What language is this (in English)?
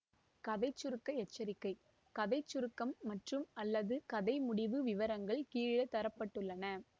Tamil